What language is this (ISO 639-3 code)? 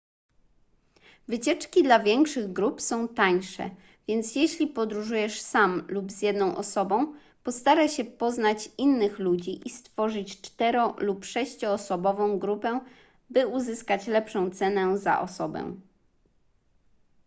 pol